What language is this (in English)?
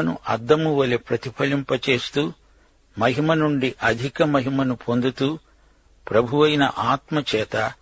Telugu